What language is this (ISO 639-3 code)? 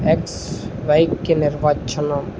tel